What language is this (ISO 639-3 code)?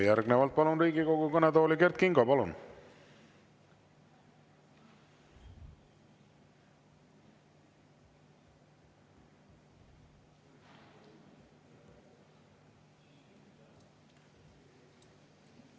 est